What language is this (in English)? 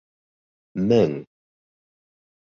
Bashkir